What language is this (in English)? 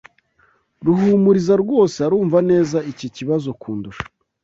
Kinyarwanda